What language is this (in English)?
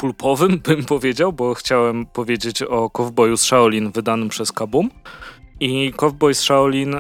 Polish